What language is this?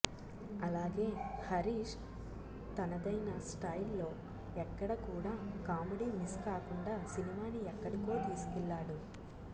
Telugu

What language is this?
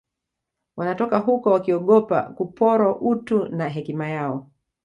Swahili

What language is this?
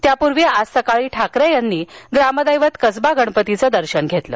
Marathi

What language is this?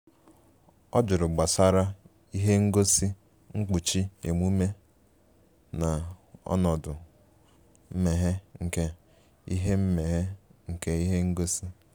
Igbo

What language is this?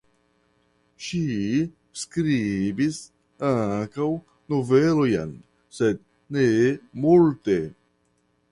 Esperanto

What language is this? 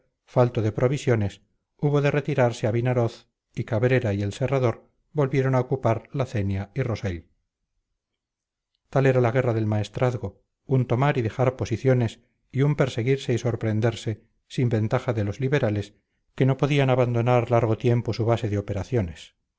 Spanish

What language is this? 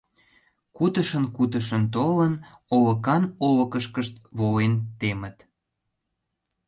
Mari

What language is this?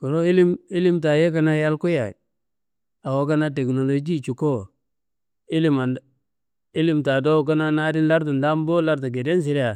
Kanembu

